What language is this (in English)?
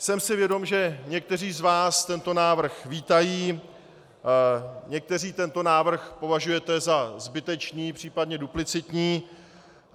Czech